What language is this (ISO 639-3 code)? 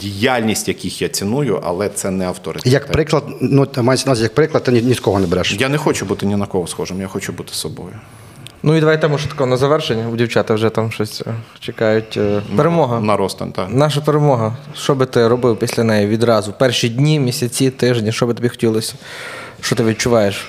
ukr